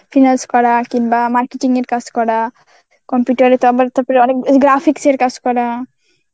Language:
Bangla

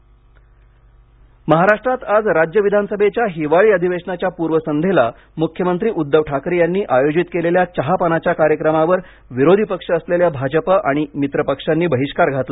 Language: Marathi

